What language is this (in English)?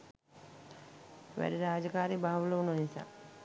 Sinhala